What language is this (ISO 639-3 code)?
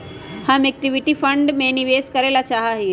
mag